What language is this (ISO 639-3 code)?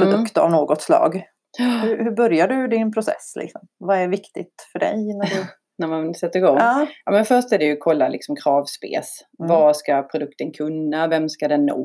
swe